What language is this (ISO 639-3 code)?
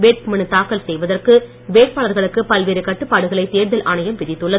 tam